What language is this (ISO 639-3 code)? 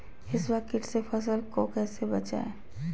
mag